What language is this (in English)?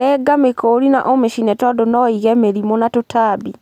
Kikuyu